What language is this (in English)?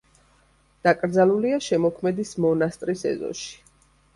Georgian